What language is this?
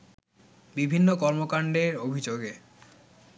Bangla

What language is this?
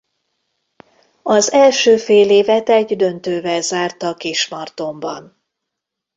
Hungarian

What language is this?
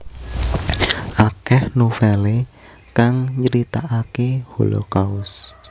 Javanese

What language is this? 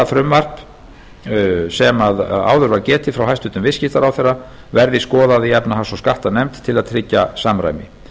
Icelandic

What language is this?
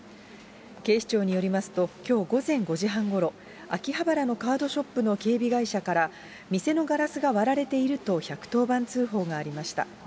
Japanese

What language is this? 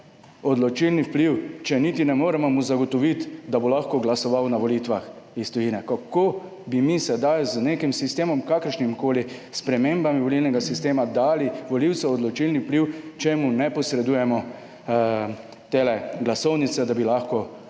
Slovenian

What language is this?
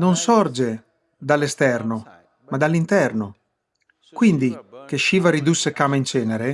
Italian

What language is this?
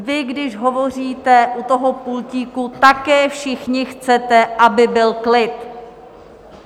Czech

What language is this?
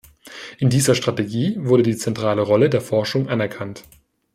German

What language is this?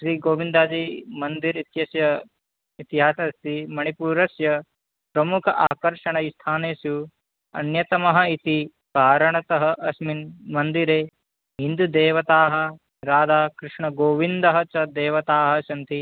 Sanskrit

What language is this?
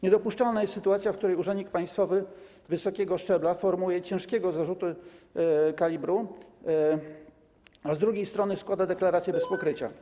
Polish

